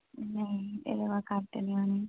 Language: Dogri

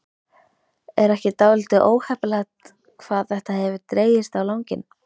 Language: Icelandic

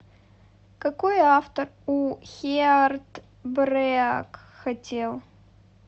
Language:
Russian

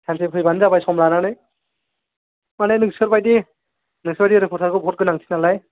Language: Bodo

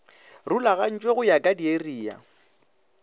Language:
Northern Sotho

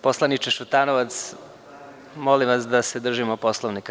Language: Serbian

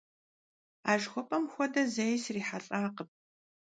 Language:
Kabardian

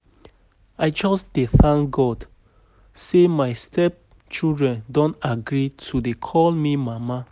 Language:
Nigerian Pidgin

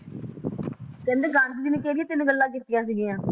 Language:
Punjabi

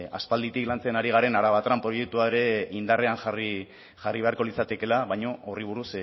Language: Basque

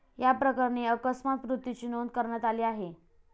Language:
Marathi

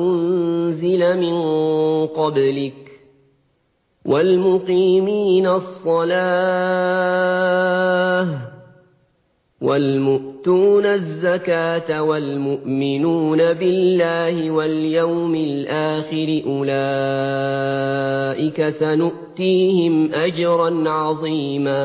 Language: Arabic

